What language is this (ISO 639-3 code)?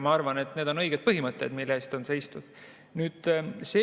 est